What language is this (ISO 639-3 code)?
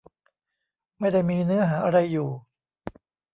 tha